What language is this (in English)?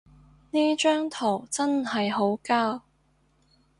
Cantonese